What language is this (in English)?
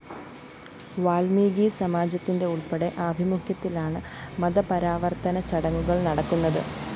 Malayalam